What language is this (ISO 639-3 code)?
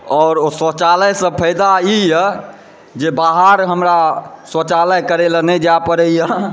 mai